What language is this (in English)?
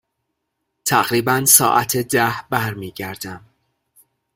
Persian